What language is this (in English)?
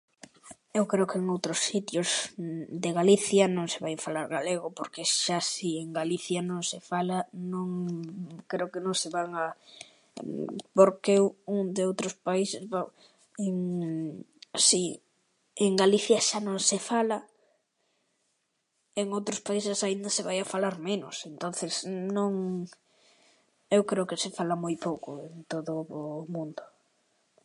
Galician